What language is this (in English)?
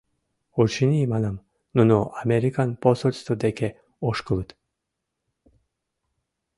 Mari